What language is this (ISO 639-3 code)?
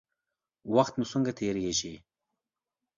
pus